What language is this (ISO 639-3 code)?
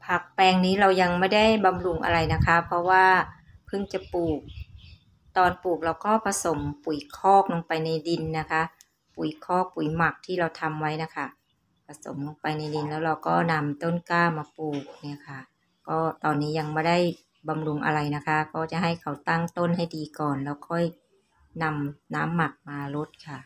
tha